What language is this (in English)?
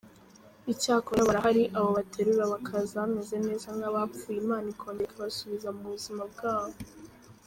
Kinyarwanda